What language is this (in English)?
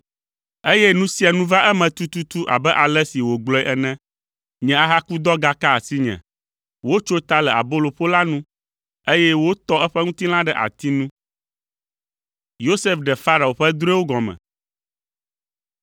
Ewe